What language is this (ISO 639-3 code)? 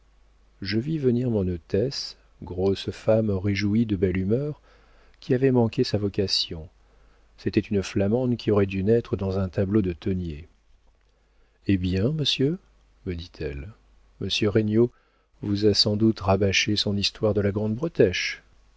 fra